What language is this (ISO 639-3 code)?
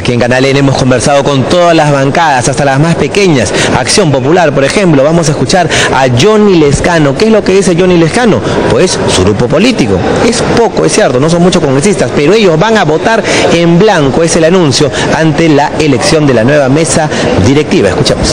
spa